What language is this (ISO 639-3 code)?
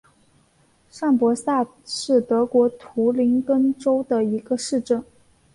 zho